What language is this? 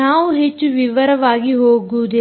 Kannada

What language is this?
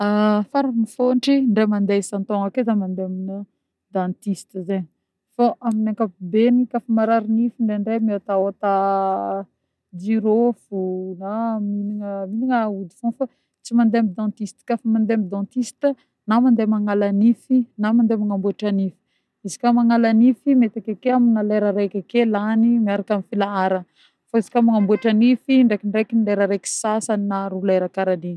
Northern Betsimisaraka Malagasy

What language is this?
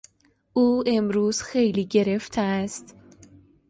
Persian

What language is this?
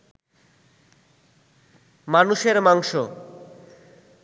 Bangla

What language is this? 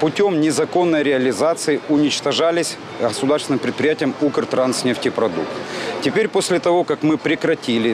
Russian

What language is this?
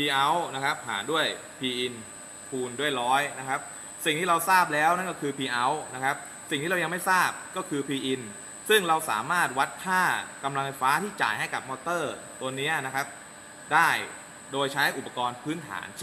Thai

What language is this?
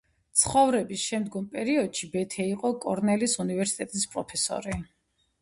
Georgian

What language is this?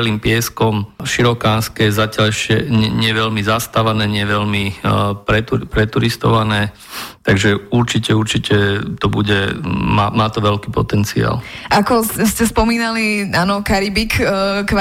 Slovak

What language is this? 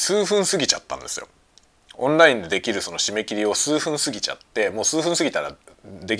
Japanese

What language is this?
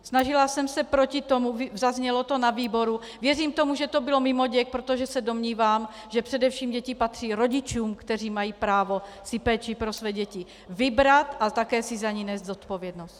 Czech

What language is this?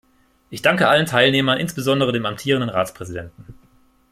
German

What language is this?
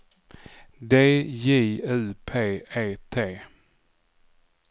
Swedish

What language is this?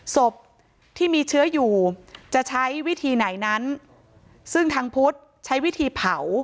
Thai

